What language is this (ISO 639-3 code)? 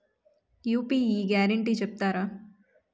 tel